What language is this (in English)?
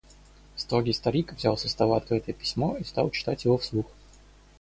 Russian